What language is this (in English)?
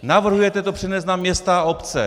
Czech